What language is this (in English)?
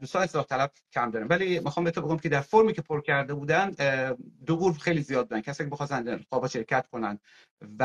Persian